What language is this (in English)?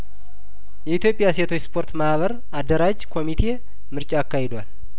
Amharic